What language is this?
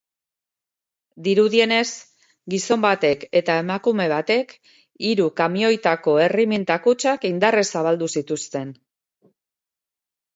Basque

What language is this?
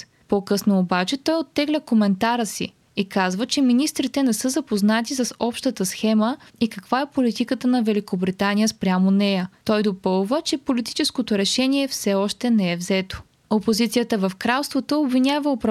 Bulgarian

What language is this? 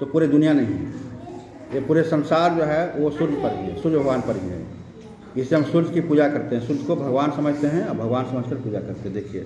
Hindi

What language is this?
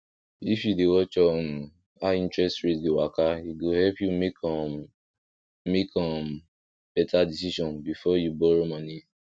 Nigerian Pidgin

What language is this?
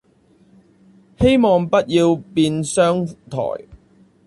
Chinese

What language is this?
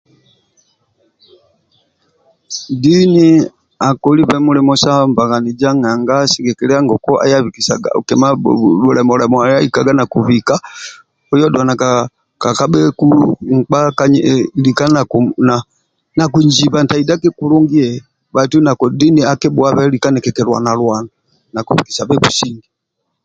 Amba (Uganda)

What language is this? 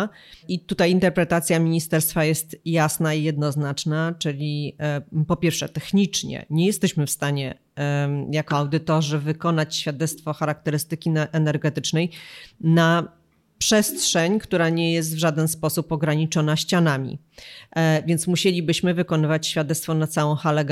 Polish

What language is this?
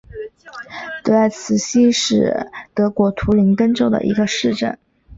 Chinese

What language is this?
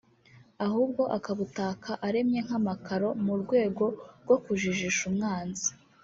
Kinyarwanda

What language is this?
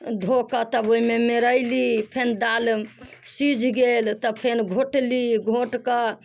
Maithili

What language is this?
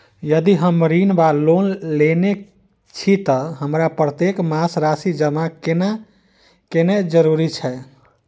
Maithili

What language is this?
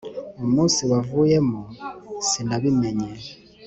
Kinyarwanda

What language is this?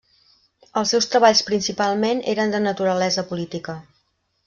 Catalan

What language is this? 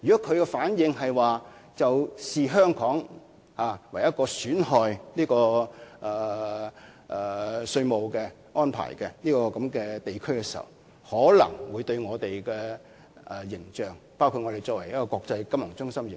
Cantonese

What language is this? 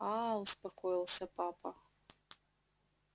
Russian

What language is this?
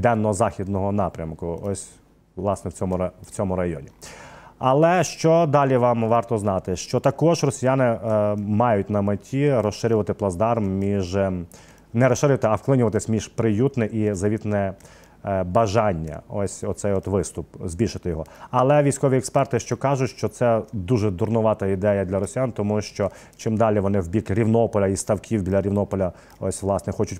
Ukrainian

